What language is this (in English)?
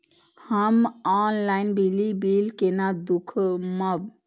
Maithili